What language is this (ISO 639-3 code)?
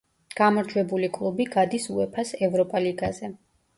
kat